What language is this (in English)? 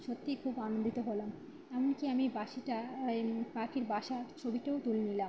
Bangla